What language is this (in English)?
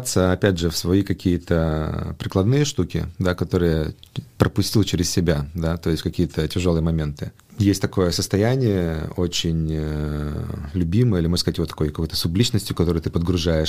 Russian